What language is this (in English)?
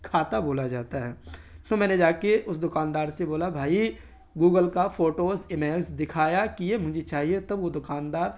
Urdu